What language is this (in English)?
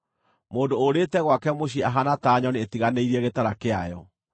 Kikuyu